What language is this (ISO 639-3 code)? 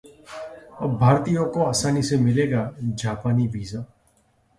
hin